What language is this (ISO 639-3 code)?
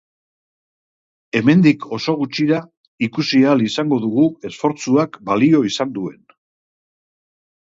eus